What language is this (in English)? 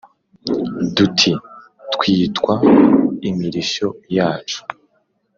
Kinyarwanda